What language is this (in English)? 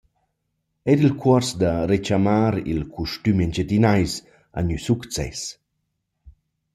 Romansh